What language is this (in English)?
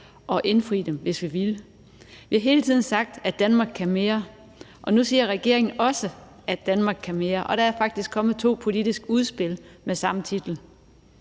Danish